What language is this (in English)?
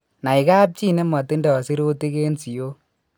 Kalenjin